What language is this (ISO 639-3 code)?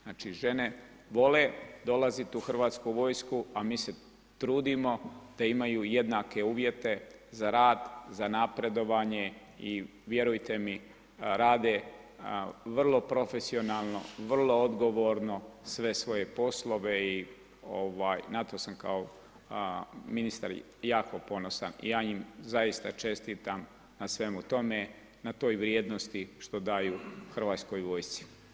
hrv